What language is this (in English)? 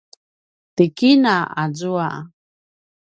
Paiwan